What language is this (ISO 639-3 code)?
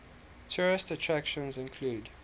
eng